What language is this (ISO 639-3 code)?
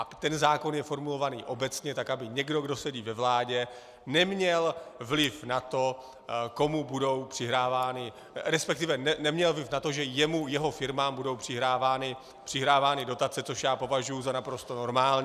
ces